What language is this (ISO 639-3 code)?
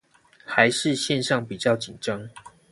zho